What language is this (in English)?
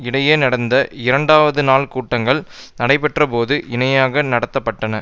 Tamil